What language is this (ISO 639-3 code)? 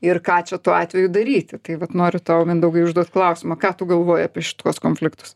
lit